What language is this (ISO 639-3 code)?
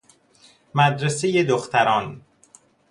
fas